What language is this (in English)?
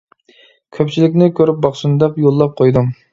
Uyghur